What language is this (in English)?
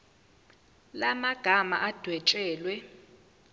Zulu